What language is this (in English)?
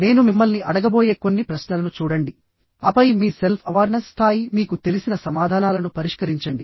Telugu